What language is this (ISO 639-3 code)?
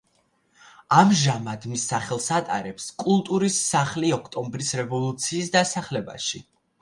kat